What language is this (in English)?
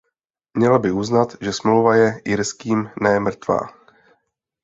Czech